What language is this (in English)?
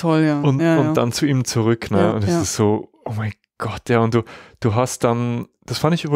German